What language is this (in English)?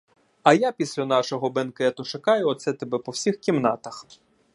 Ukrainian